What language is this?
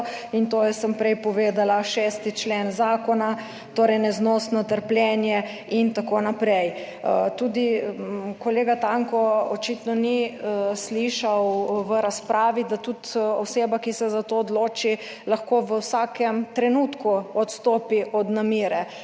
Slovenian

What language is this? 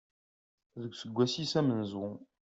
Kabyle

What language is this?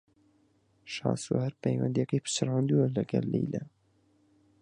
Central Kurdish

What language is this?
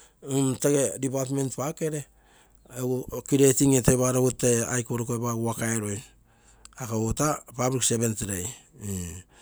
Terei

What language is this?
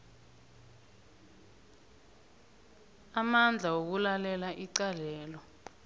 South Ndebele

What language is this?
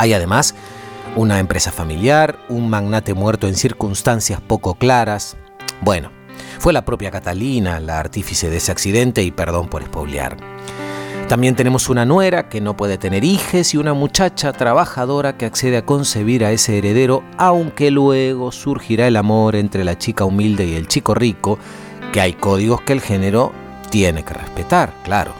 Spanish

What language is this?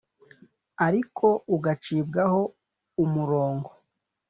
Kinyarwanda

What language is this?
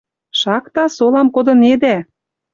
Western Mari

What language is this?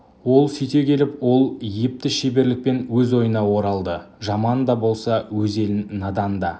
Kazakh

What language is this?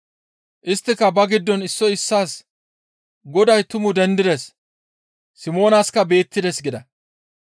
Gamo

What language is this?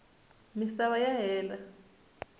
Tsonga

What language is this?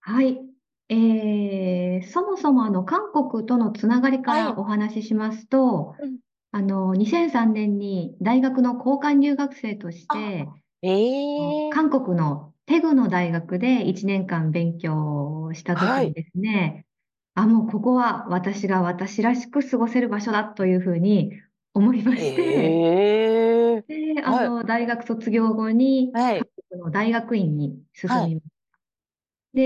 Japanese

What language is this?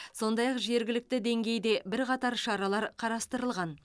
Kazakh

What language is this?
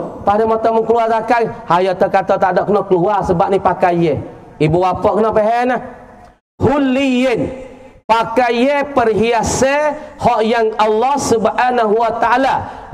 Malay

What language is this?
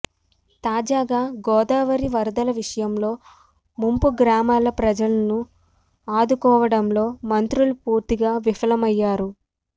Telugu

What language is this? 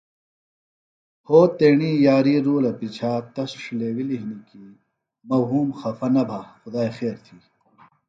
Phalura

